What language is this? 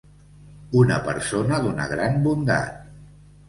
Catalan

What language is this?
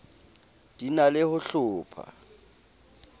Southern Sotho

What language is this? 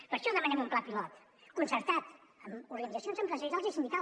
Catalan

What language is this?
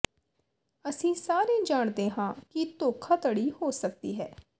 Punjabi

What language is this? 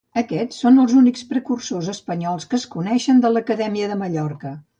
Catalan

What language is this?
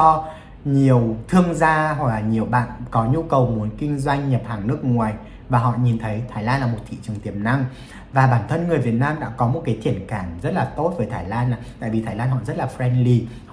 Vietnamese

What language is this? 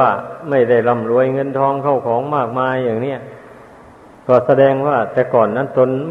Thai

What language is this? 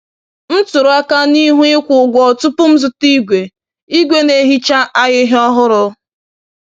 Igbo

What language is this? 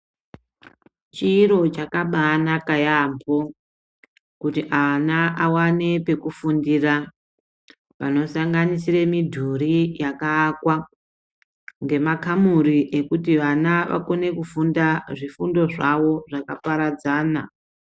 Ndau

